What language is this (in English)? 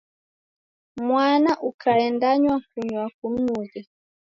Taita